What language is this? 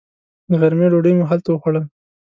Pashto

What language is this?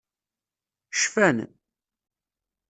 Kabyle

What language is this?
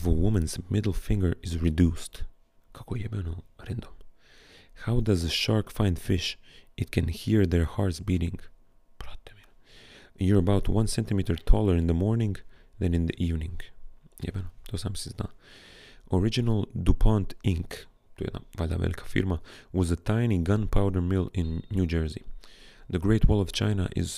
Croatian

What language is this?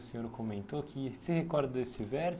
Portuguese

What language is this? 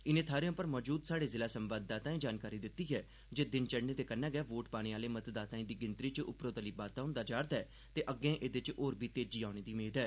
Dogri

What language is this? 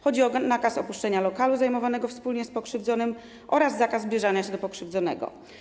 Polish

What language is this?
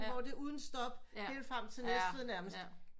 Danish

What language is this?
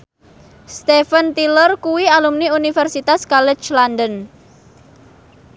Javanese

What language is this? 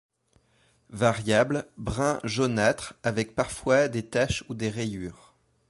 French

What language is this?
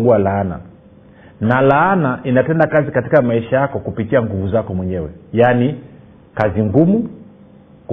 Swahili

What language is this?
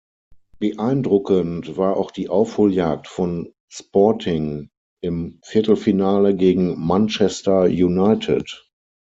German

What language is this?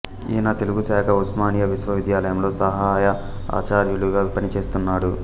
Telugu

